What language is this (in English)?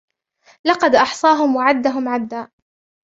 Arabic